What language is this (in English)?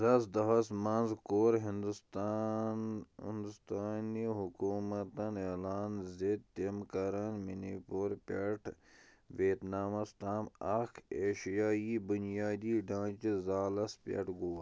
Kashmiri